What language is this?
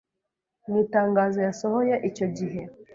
Kinyarwanda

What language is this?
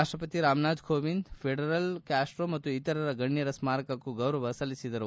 Kannada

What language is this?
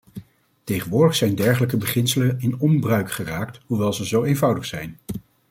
Dutch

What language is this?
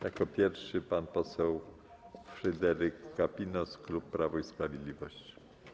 Polish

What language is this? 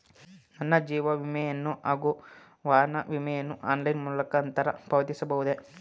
Kannada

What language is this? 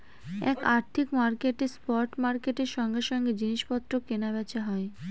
Bangla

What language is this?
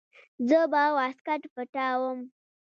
Pashto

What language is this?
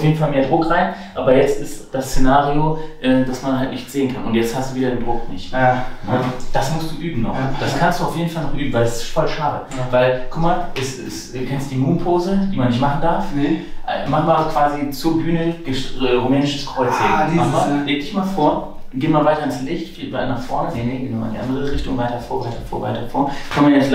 German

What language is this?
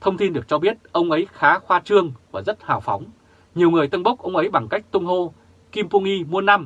Vietnamese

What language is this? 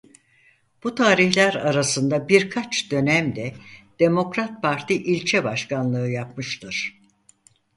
Turkish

